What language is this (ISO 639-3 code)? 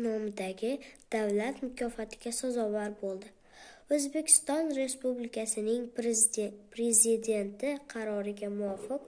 uzb